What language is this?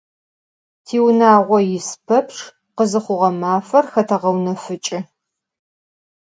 Adyghe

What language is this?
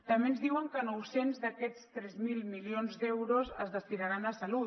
Catalan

